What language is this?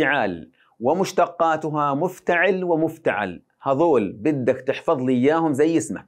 Arabic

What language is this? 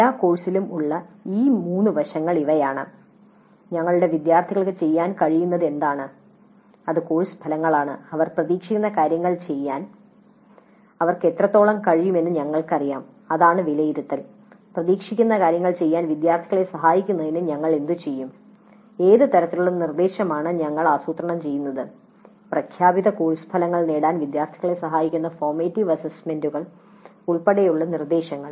Malayalam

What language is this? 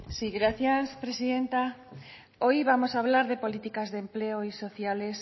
Spanish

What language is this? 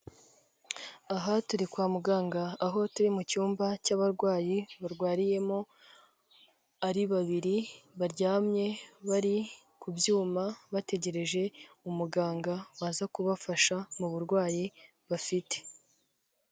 Kinyarwanda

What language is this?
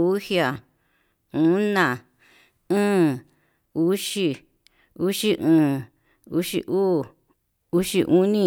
Yutanduchi Mixtec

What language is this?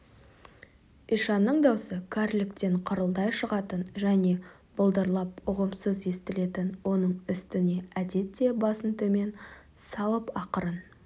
Kazakh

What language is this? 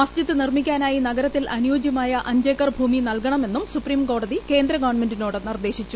Malayalam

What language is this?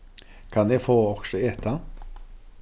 Faroese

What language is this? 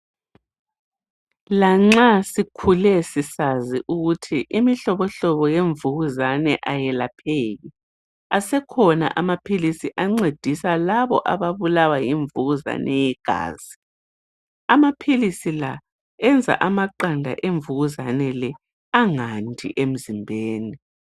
North Ndebele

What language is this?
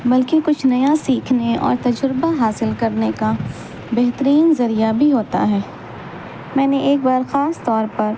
Urdu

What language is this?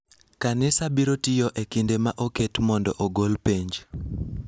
Luo (Kenya and Tanzania)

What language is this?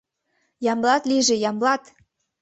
Mari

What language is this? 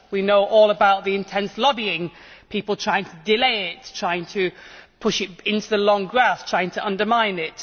English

